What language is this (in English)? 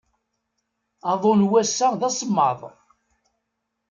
Kabyle